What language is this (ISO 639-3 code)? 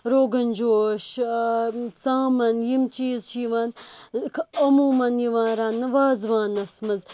kas